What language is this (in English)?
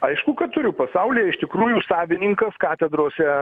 Lithuanian